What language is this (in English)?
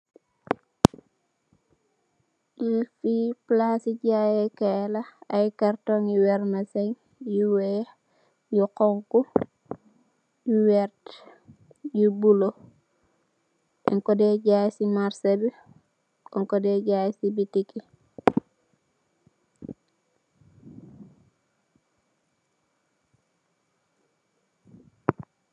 Wolof